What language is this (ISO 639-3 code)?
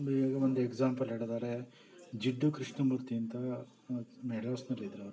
kan